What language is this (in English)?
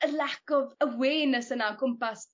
Welsh